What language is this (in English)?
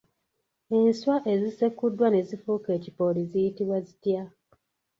Ganda